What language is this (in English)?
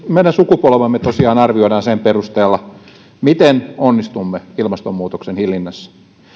Finnish